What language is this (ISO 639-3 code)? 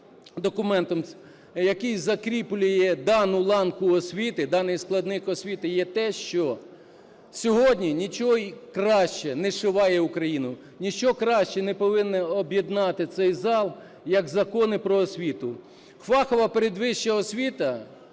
ukr